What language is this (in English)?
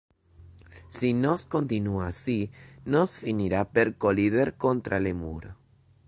Interlingua